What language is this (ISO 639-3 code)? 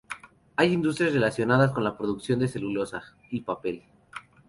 spa